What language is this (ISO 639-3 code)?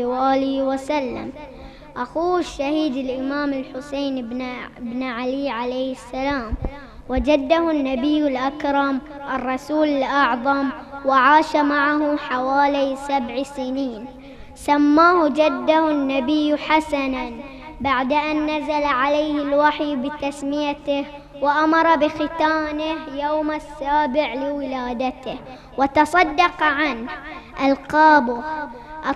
ara